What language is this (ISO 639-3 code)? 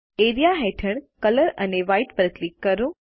guj